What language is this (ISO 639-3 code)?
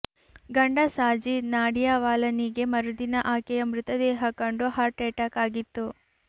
kan